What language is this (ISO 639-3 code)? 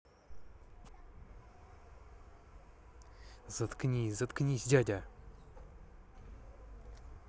rus